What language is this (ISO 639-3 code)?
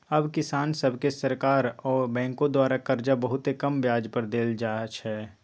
mag